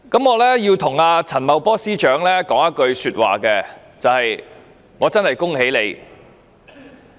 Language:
Cantonese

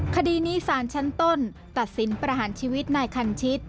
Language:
Thai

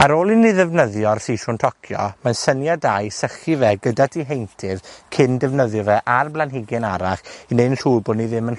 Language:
Welsh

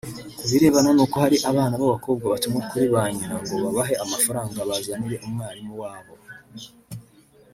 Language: Kinyarwanda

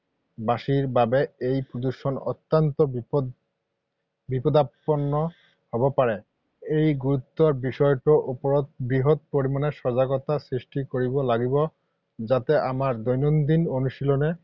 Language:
Assamese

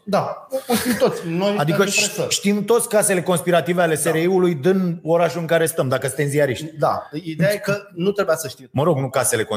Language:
Romanian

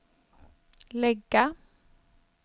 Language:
Swedish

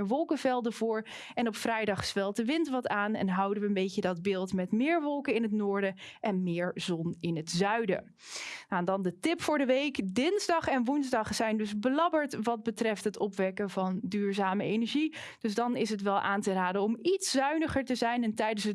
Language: Dutch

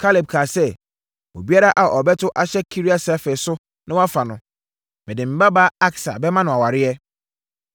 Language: Akan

